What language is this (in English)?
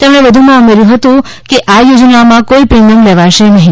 Gujarati